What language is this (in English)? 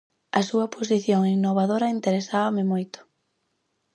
Galician